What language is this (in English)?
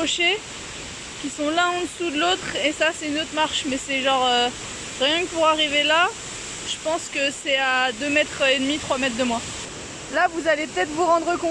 French